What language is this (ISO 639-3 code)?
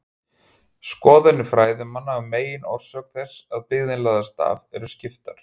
isl